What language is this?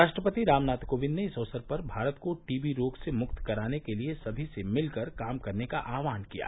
Hindi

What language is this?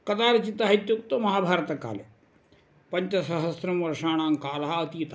Sanskrit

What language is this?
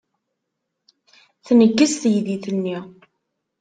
Kabyle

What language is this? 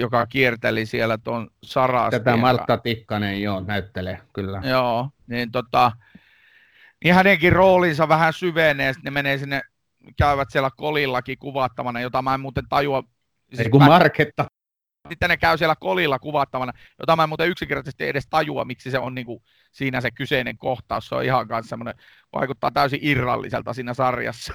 Finnish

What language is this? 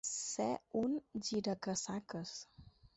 Catalan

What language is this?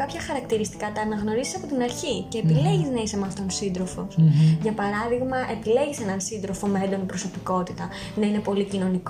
Greek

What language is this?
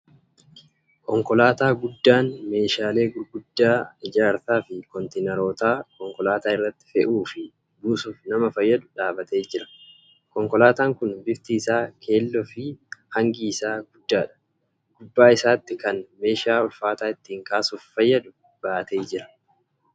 Oromo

